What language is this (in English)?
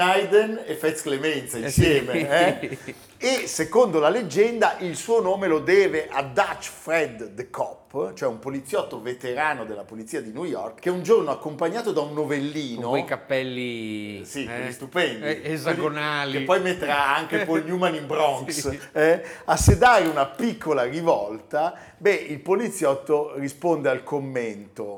Italian